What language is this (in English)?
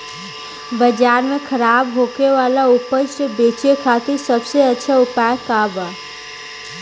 Bhojpuri